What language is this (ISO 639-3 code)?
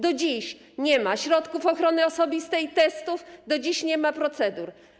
pol